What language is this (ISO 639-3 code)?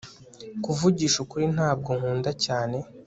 kin